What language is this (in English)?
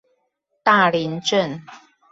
Chinese